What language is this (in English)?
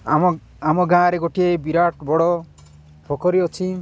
Odia